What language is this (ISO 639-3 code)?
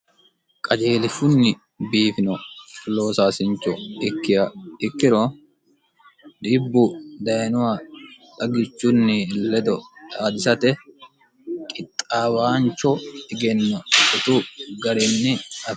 sid